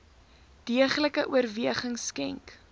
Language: Afrikaans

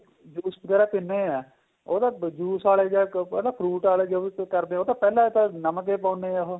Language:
Punjabi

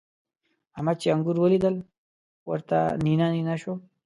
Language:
Pashto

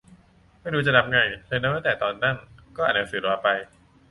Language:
Thai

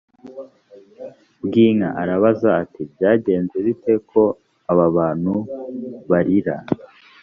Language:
Kinyarwanda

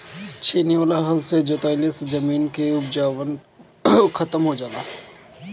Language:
Bhojpuri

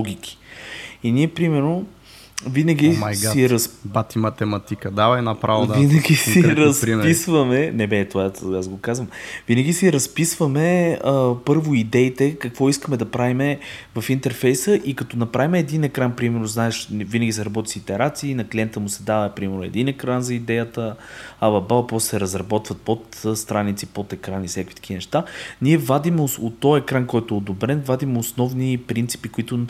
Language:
Bulgarian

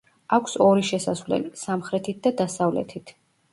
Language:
Georgian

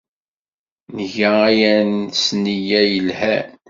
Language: Kabyle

